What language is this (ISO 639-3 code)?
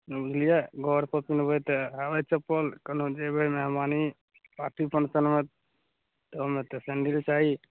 mai